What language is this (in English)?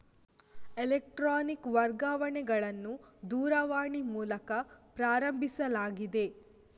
Kannada